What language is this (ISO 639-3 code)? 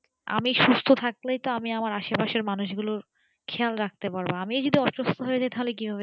ben